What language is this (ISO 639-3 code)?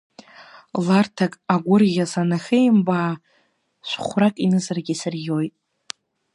abk